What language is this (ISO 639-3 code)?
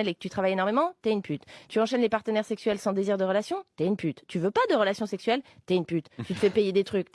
fra